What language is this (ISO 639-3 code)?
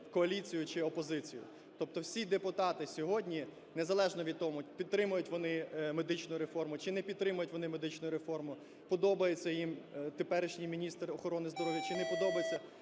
ukr